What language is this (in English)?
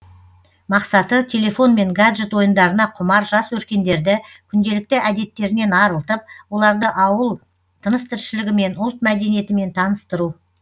Kazakh